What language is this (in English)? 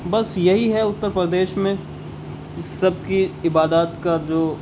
Urdu